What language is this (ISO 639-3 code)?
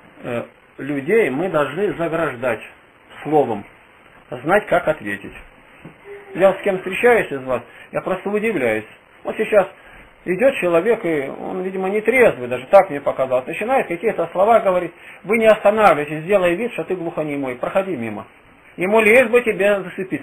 rus